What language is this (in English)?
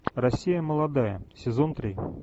Russian